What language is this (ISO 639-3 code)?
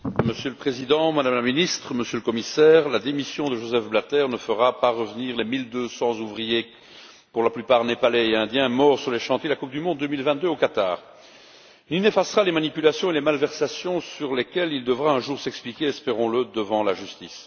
fra